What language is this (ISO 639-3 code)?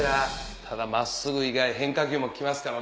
jpn